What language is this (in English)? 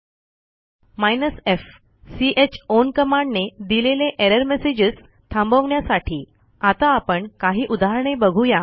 Marathi